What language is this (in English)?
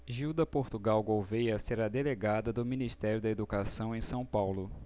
Portuguese